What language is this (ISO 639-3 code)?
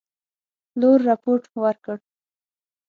pus